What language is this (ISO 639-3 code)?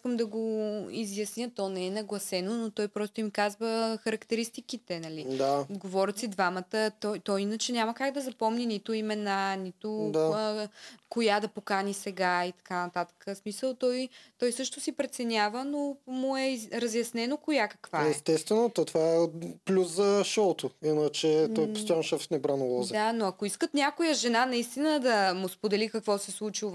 bul